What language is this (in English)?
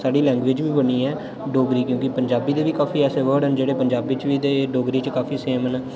Dogri